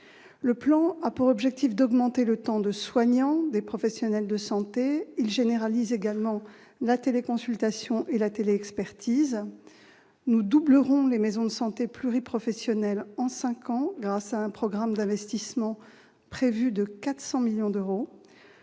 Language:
French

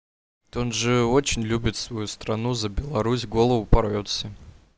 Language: Russian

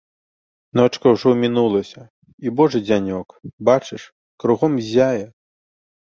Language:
Belarusian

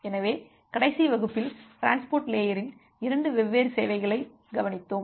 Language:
Tamil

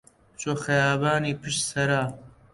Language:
Central Kurdish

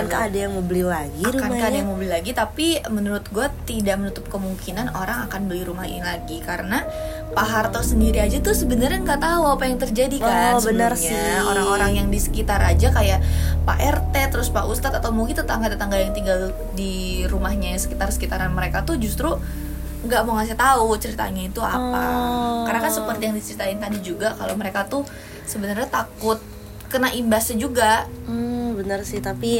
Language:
Indonesian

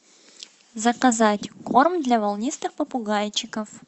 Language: Russian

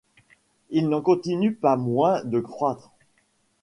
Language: French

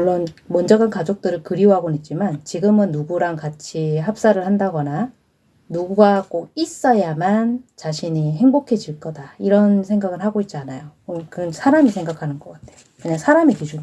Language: Korean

